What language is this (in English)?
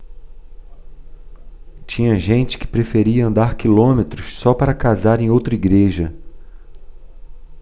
Portuguese